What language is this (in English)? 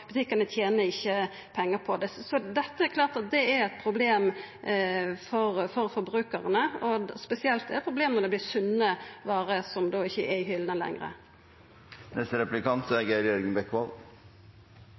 Norwegian